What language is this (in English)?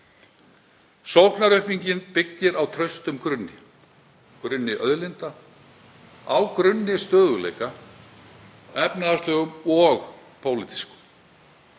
Icelandic